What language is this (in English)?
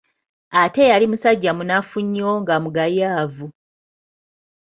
Ganda